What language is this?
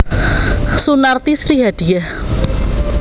Javanese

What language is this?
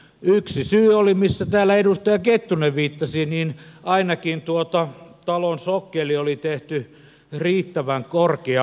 Finnish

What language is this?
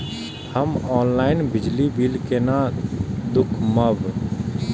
Maithili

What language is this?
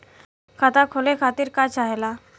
Bhojpuri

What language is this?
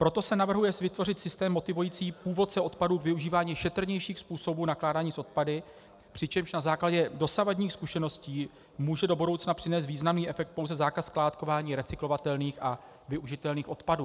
Czech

